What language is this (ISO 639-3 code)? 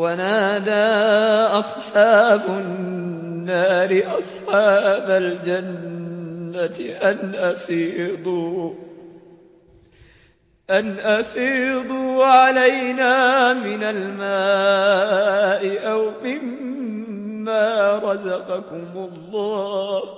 ara